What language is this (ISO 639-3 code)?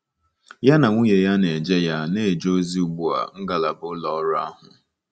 ibo